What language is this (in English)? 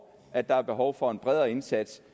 Danish